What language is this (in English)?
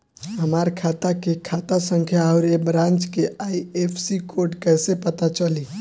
Bhojpuri